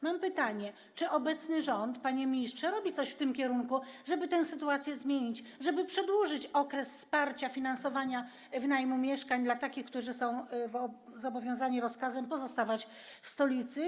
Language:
Polish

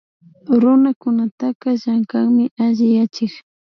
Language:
Imbabura Highland Quichua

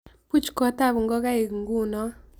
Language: Kalenjin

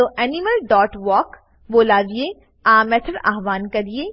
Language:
Gujarati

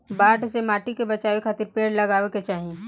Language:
Bhojpuri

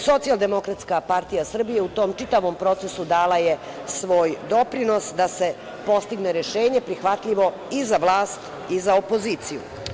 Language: Serbian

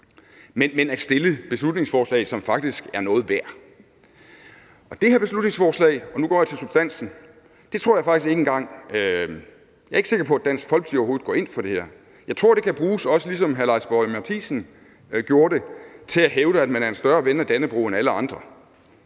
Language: Danish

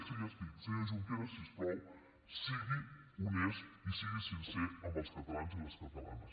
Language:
Catalan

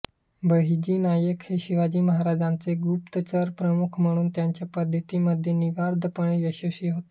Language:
Marathi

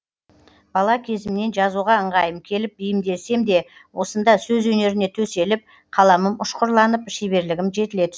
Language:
Kazakh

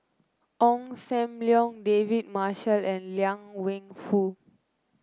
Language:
English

